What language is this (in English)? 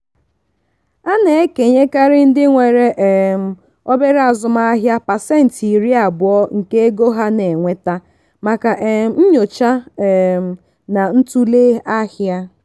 Igbo